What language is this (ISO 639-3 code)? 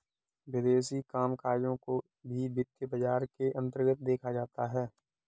hin